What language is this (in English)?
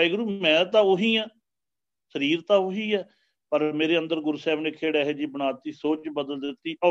Punjabi